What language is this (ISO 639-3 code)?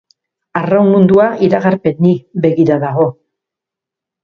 eus